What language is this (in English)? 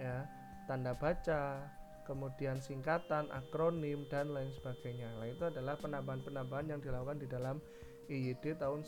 Indonesian